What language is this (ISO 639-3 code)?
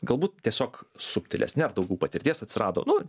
lit